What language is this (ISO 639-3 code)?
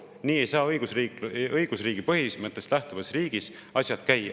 est